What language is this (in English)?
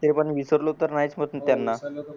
Marathi